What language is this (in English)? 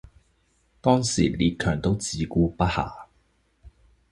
Chinese